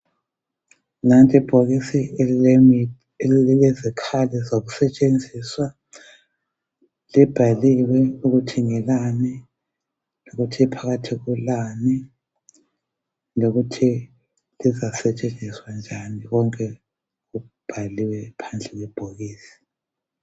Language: North Ndebele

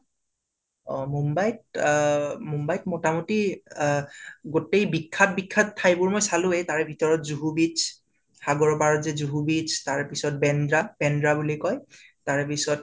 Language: Assamese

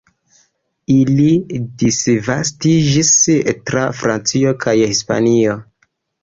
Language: Esperanto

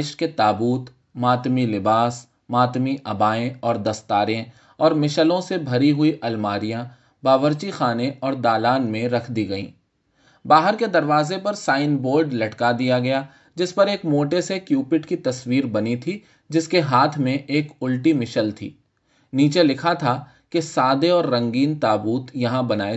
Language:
Urdu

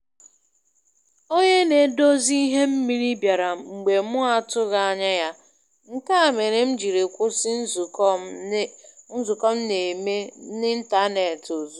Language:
Igbo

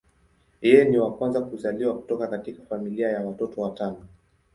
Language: Swahili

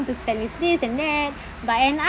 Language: English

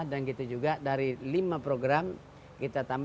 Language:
Indonesian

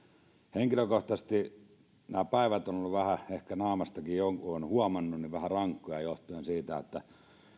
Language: Finnish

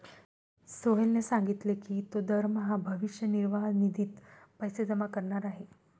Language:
Marathi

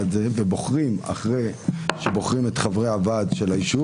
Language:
Hebrew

